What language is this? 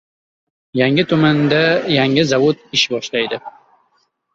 Uzbek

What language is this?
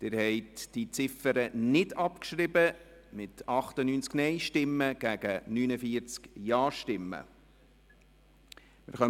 Swiss German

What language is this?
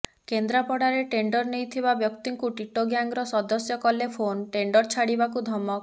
Odia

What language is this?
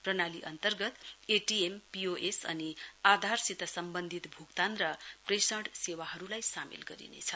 Nepali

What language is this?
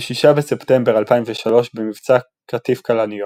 Hebrew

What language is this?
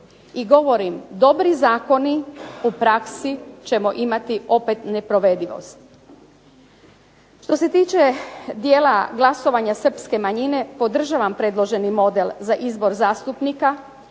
Croatian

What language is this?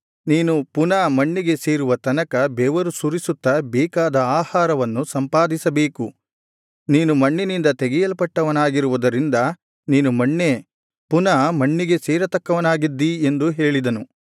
Kannada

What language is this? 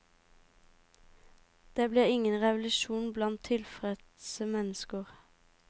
Norwegian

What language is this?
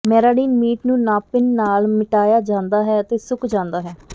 Punjabi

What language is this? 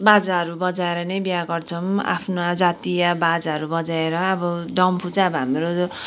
Nepali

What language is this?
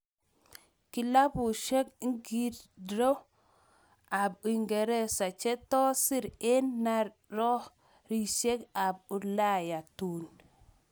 Kalenjin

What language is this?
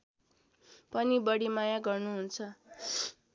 Nepali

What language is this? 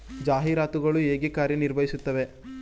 Kannada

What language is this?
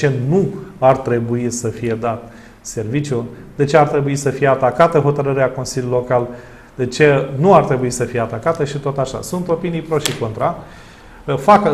Romanian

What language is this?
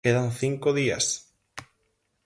Galician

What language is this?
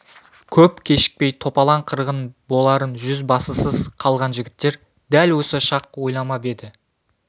Kazakh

